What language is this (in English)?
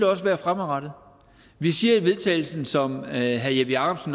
Danish